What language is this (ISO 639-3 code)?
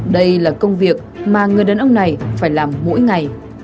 vie